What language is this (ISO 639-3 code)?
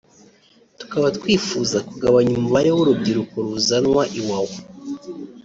kin